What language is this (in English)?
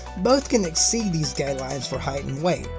English